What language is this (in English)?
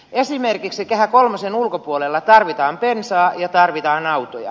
Finnish